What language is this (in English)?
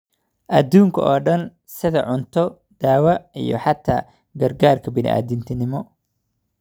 Somali